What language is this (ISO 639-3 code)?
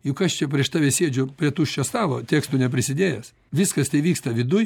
lit